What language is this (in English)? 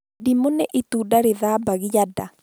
Kikuyu